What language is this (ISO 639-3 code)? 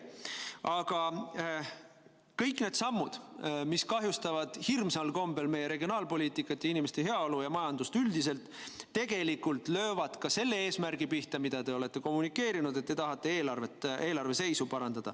est